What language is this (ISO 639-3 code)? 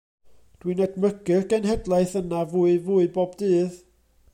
cym